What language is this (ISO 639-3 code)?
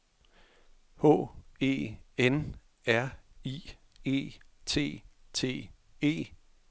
dan